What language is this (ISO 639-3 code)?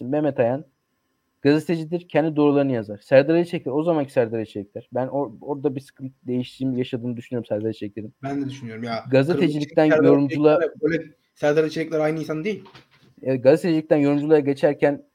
tur